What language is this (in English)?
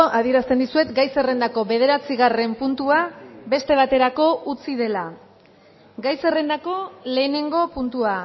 Basque